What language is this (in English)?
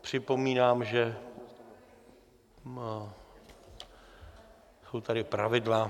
Czech